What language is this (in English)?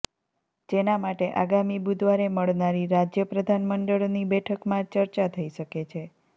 Gujarati